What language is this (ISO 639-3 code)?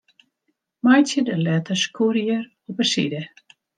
fry